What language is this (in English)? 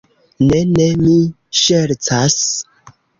Esperanto